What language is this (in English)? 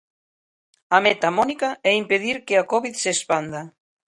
Galician